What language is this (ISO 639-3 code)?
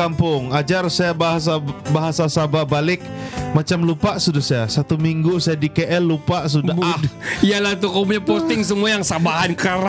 msa